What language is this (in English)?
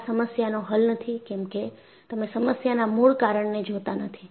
Gujarati